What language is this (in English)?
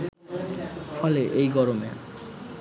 Bangla